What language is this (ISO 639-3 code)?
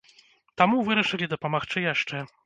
bel